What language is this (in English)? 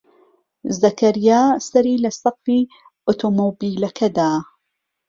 Central Kurdish